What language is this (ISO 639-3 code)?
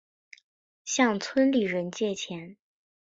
zho